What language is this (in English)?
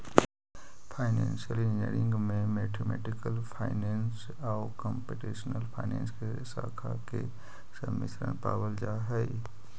Magahi